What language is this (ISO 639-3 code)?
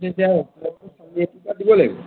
asm